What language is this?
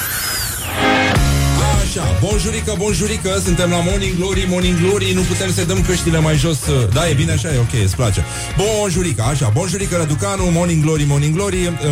Romanian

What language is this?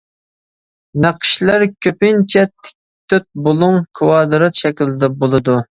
Uyghur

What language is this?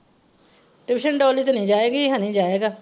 Punjabi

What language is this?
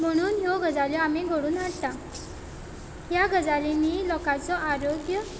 Konkani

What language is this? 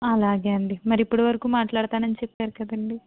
Telugu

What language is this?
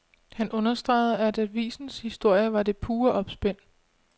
Danish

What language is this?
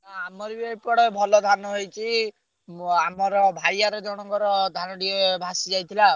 Odia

